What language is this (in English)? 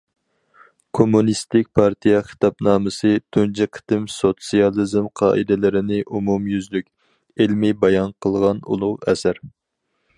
Uyghur